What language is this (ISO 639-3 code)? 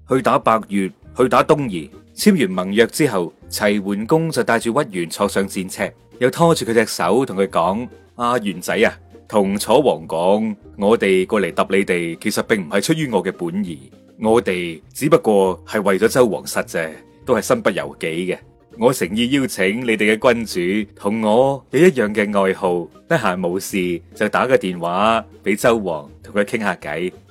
zho